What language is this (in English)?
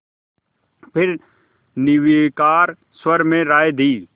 Hindi